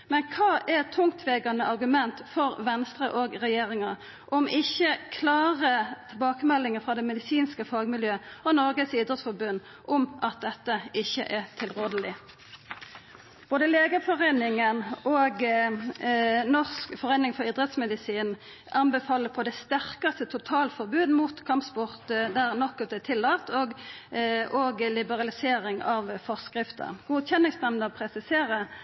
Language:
Norwegian Nynorsk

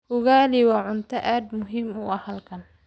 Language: Somali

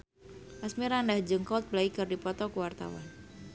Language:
Sundanese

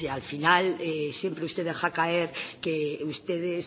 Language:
Spanish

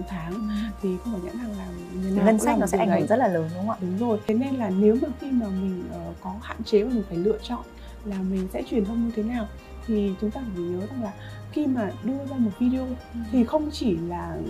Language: Vietnamese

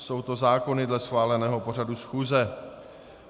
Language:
Czech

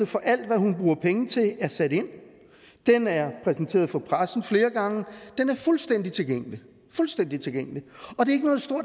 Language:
Danish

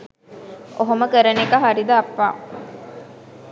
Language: Sinhala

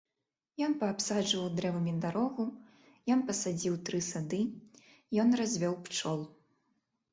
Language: Belarusian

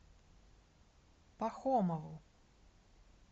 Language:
Russian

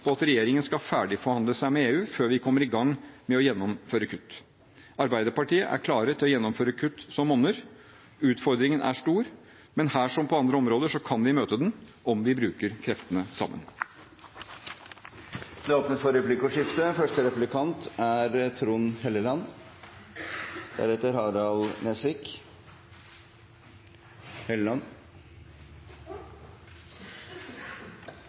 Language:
Norwegian Bokmål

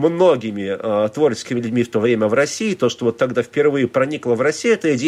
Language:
Russian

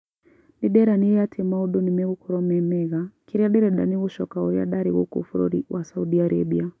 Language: Kikuyu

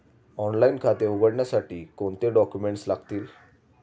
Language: Marathi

